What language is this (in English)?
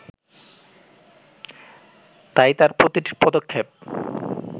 Bangla